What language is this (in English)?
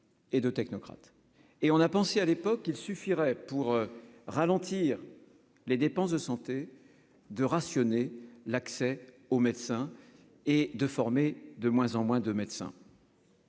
French